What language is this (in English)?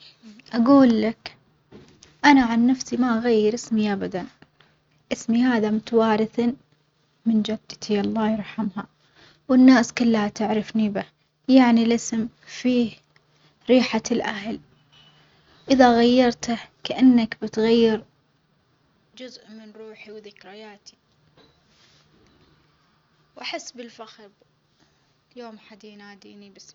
Omani Arabic